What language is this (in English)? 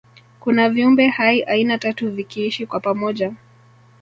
Swahili